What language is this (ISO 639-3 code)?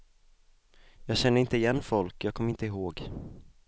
swe